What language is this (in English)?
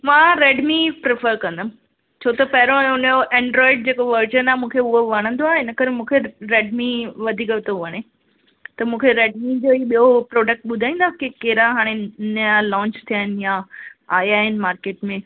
Sindhi